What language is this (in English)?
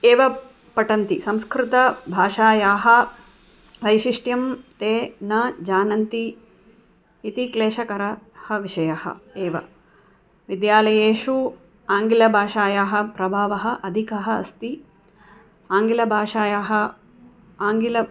Sanskrit